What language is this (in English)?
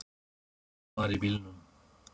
Icelandic